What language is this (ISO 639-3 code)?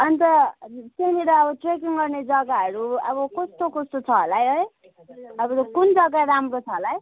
nep